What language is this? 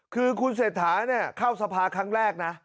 Thai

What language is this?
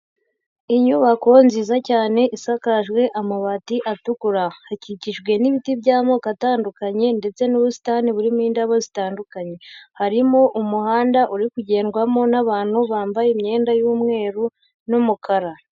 Kinyarwanda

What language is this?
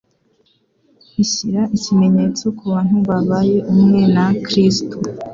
Kinyarwanda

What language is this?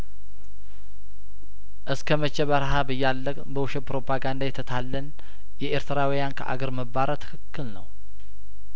Amharic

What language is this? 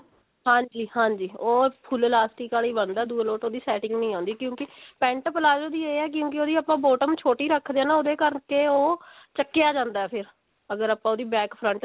Punjabi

